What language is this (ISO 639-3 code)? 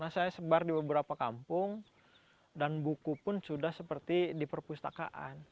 ind